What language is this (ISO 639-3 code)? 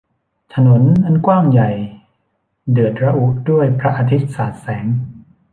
tha